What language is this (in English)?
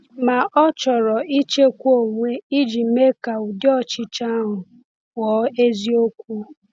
Igbo